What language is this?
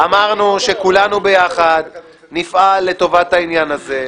Hebrew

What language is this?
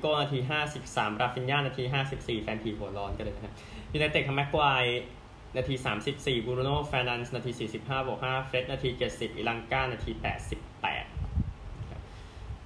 Thai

